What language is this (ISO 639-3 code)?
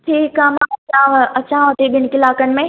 snd